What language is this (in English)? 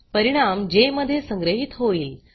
Marathi